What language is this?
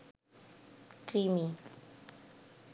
Bangla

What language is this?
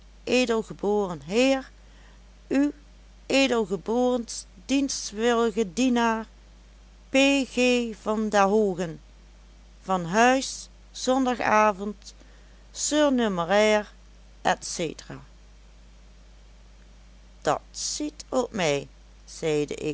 Dutch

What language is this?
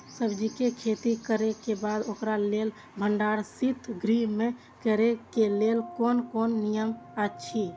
Maithili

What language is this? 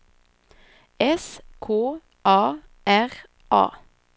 Swedish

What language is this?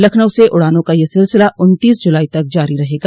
Hindi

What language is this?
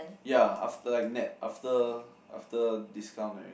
English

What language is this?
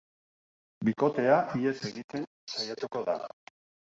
Basque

